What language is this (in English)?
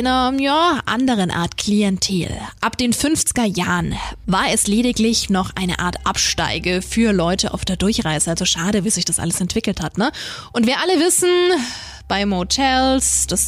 German